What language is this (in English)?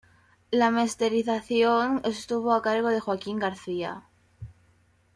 Spanish